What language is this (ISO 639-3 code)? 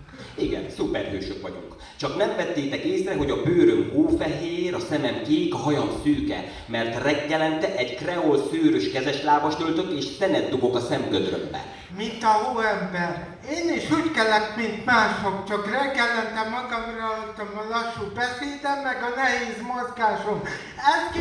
hun